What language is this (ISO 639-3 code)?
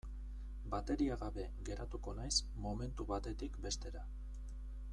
eus